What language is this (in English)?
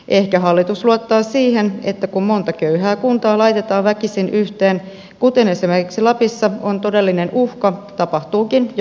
Finnish